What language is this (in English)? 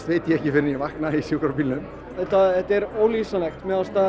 Icelandic